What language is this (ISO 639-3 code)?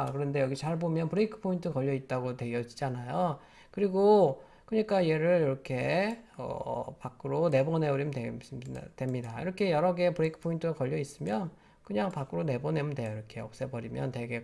kor